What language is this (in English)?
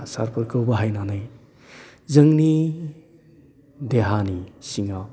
Bodo